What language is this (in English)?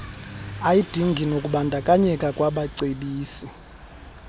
Xhosa